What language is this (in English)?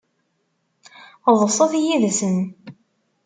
Kabyle